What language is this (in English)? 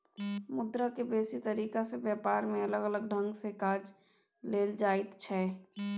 Maithili